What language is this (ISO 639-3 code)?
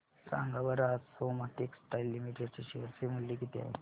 mar